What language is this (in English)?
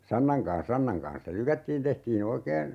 Finnish